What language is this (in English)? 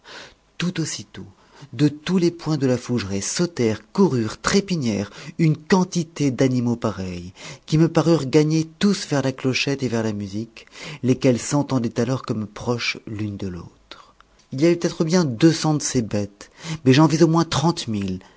French